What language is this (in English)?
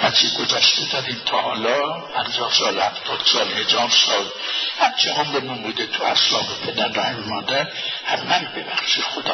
Persian